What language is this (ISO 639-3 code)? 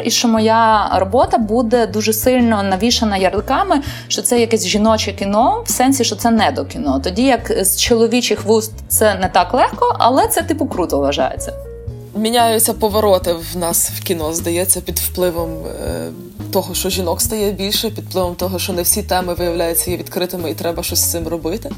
ukr